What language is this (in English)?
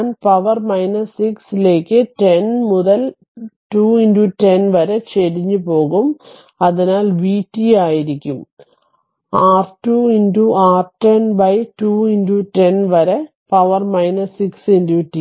Malayalam